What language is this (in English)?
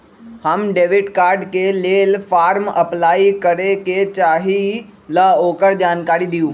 Magahi